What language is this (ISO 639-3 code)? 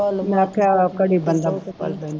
pan